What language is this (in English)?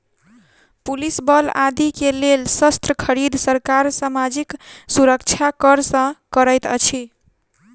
Maithili